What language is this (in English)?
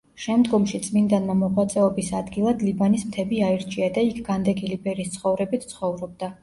Georgian